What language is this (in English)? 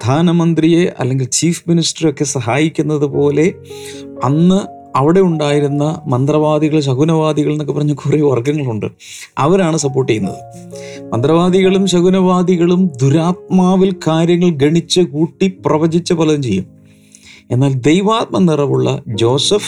Malayalam